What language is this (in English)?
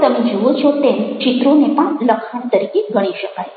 Gujarati